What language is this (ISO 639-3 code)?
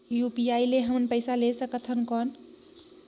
hne